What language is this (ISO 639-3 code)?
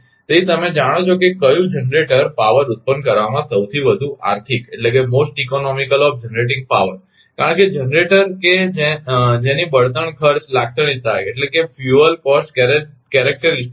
guj